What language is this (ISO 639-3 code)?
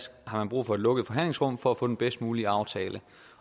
dan